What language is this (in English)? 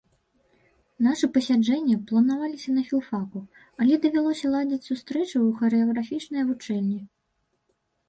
Belarusian